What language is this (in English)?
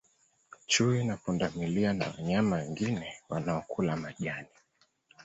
Swahili